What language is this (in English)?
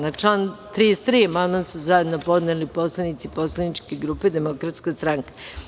Serbian